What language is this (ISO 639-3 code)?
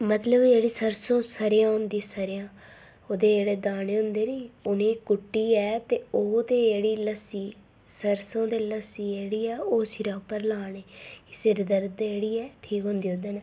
doi